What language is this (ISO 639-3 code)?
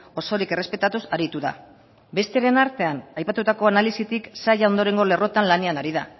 eus